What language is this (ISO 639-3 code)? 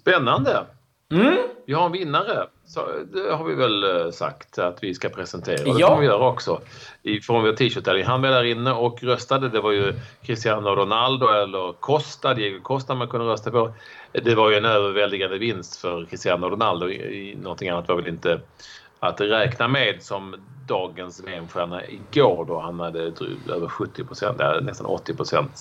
swe